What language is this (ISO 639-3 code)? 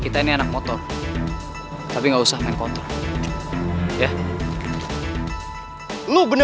ind